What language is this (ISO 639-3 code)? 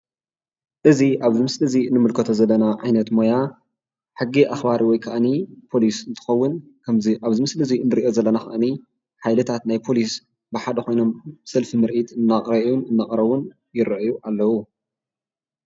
tir